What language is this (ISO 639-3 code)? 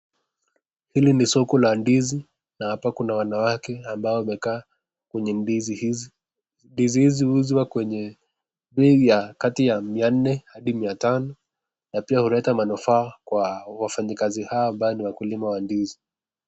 swa